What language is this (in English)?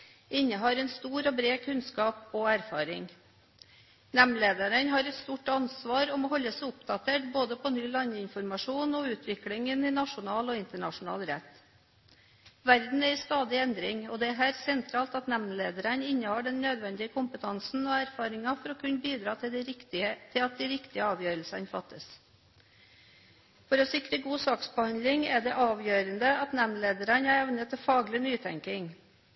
Norwegian Bokmål